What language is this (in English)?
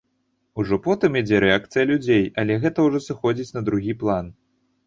Belarusian